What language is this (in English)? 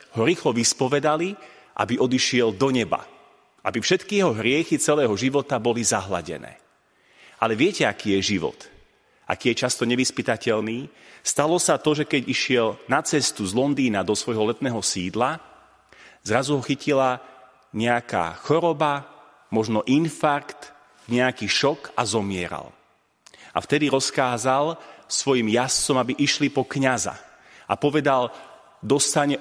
Slovak